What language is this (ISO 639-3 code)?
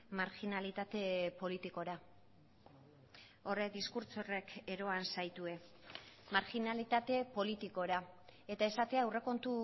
eus